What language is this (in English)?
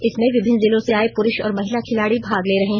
Hindi